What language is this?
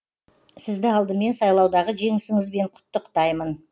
Kazakh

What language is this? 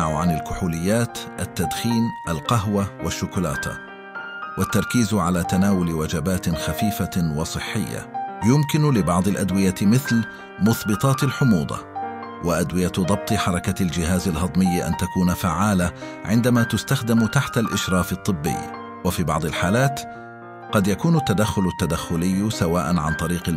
Arabic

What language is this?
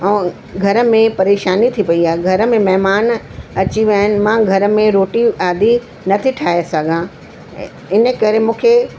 Sindhi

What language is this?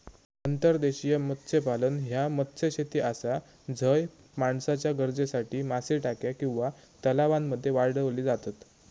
Marathi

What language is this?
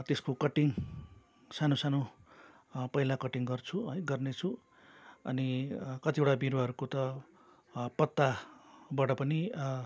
Nepali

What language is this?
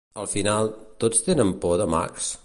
Catalan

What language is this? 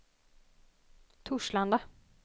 Swedish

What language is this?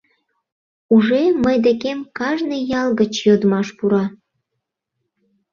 Mari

